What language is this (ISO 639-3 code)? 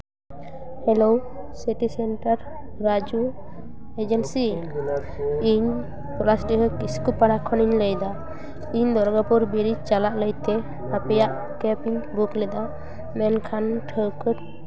sat